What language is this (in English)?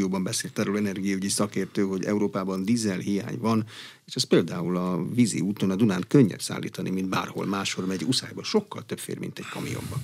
Hungarian